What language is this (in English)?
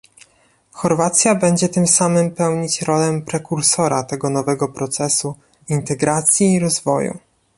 Polish